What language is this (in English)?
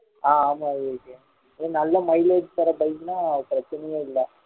Tamil